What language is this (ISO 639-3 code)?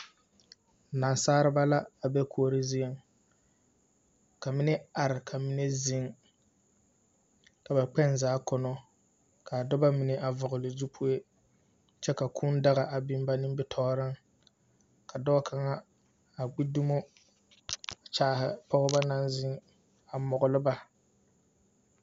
dga